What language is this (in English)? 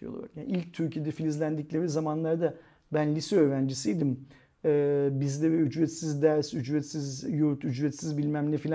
Turkish